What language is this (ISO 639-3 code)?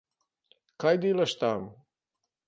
slv